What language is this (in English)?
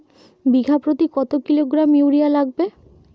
Bangla